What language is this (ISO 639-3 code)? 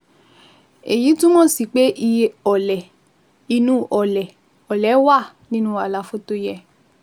yor